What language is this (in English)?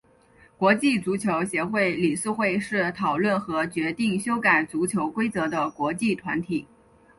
Chinese